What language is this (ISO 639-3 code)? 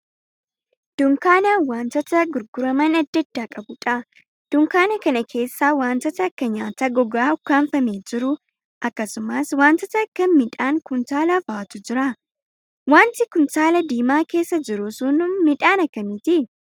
orm